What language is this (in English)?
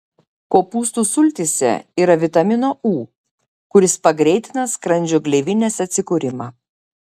Lithuanian